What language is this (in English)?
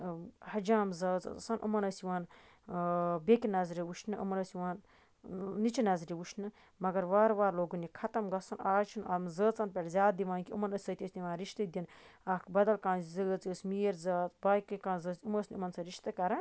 Kashmiri